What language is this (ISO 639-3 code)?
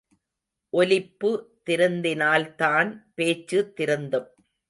tam